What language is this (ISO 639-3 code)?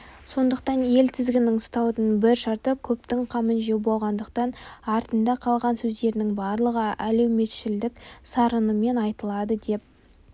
kaz